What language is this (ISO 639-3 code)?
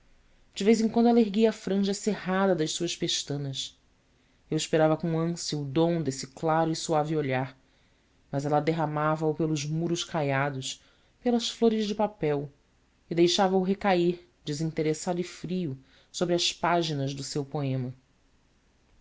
por